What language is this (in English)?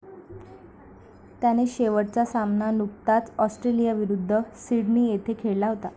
Marathi